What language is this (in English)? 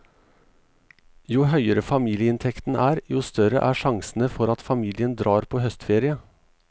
Norwegian